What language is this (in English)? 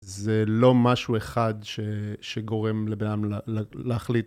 Hebrew